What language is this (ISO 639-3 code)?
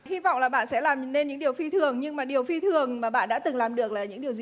vie